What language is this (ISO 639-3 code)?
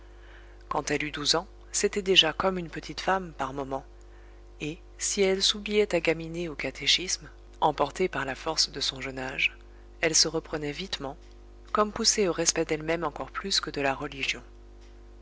fra